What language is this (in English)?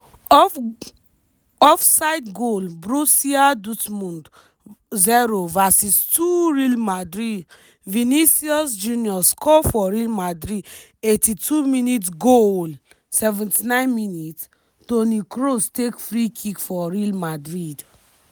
Nigerian Pidgin